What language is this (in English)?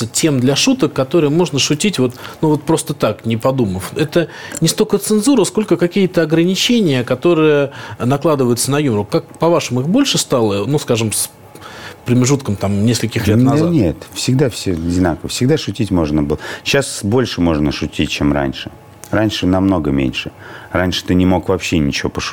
Russian